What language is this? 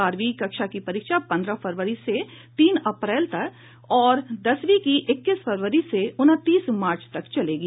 Hindi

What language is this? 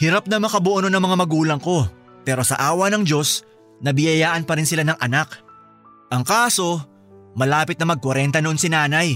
Filipino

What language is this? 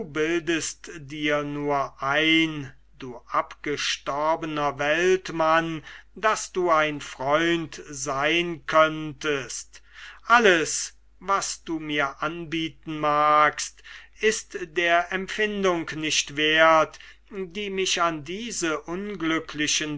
German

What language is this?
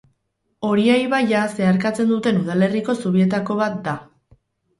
Basque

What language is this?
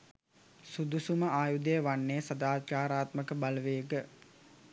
Sinhala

